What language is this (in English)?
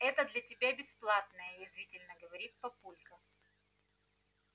Russian